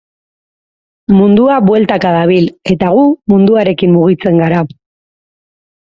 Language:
Basque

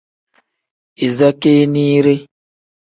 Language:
Tem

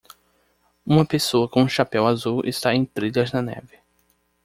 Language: Portuguese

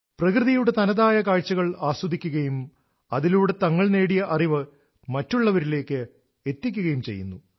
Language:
Malayalam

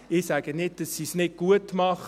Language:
Swiss German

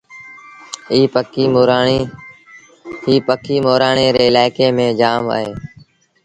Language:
Sindhi Bhil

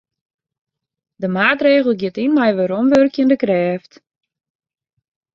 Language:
Western Frisian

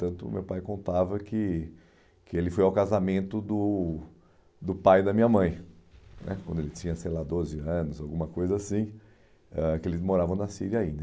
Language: Portuguese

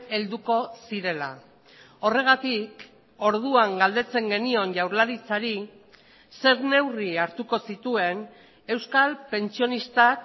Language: Basque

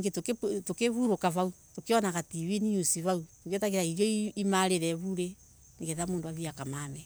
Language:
Embu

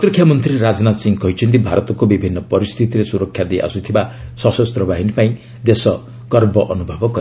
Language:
Odia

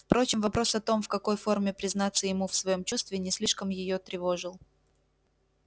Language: Russian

